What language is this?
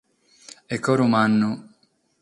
Sardinian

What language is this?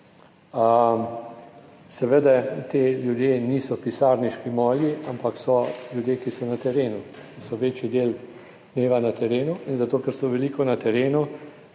Slovenian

